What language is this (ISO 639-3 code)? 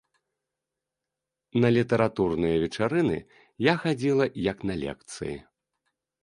bel